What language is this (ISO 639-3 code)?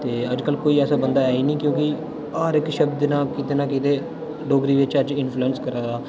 doi